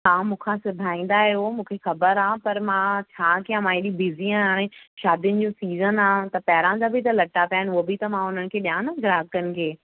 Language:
Sindhi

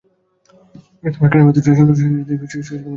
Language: Bangla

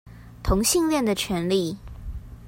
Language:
Chinese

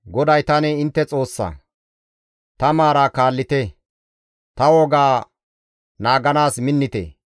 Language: Gamo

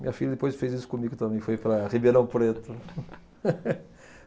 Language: Portuguese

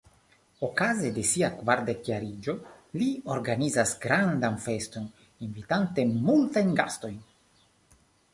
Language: Esperanto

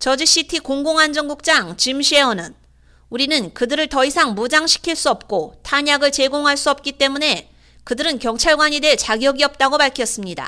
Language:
Korean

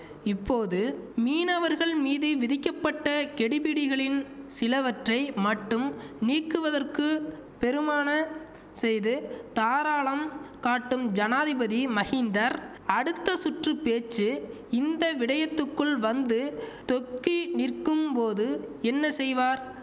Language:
Tamil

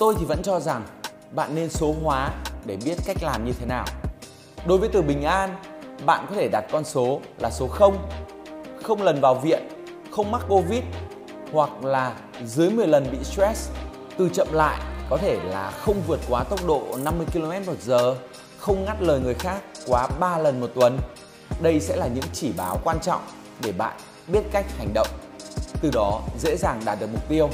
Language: Vietnamese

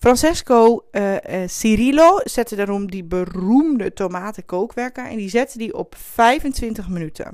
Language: Dutch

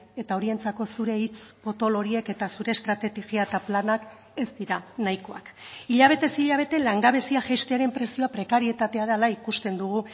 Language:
Basque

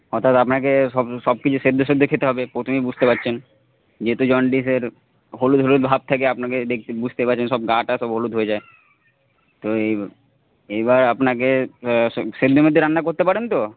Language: Bangla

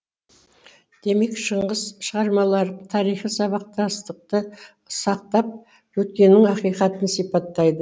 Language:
Kazakh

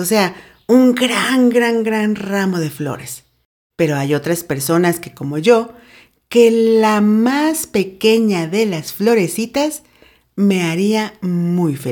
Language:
Spanish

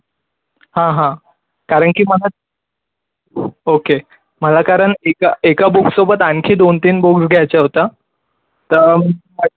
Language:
Marathi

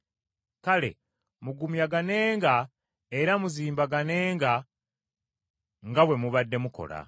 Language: Ganda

